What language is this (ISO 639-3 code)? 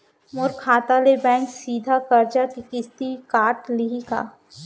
hne